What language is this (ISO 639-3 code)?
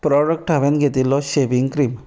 kok